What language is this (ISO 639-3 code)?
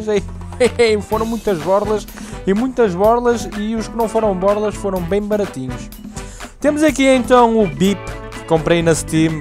por